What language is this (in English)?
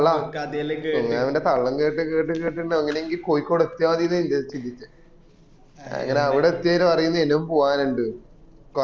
Malayalam